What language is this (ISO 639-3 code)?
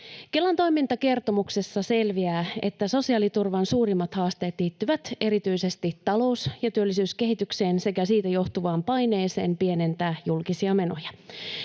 fin